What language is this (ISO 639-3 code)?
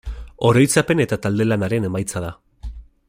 eus